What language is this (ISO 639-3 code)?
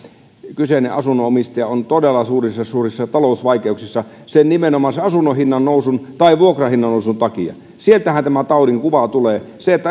fin